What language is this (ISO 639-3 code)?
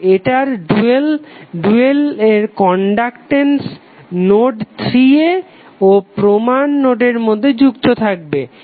ben